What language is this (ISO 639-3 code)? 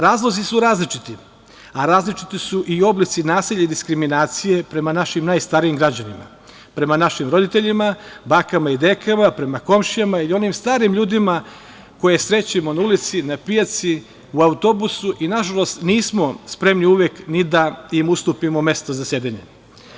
srp